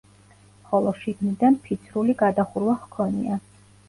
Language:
Georgian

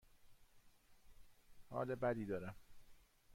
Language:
Persian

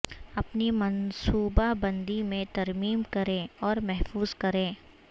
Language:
Urdu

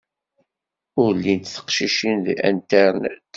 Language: Kabyle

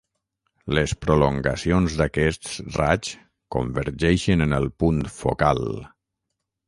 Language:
Catalan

